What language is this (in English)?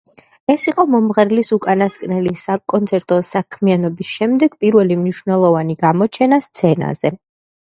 Georgian